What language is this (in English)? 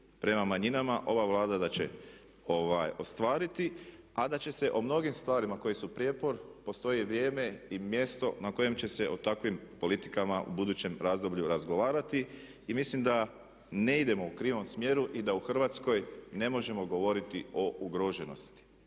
Croatian